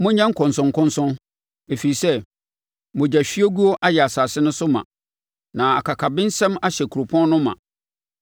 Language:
Akan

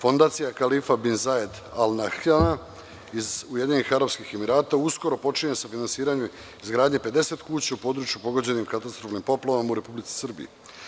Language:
Serbian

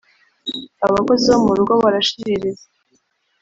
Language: Kinyarwanda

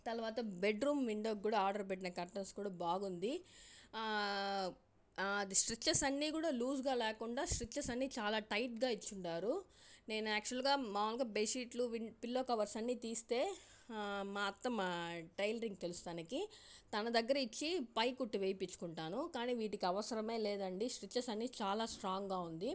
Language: Telugu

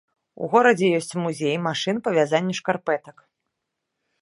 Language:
Belarusian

